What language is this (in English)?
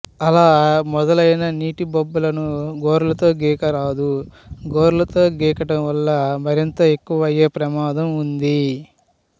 Telugu